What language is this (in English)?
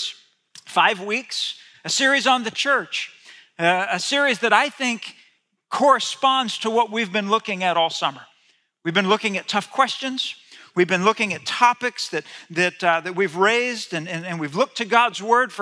English